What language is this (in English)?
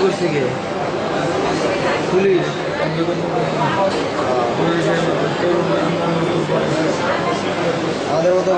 Greek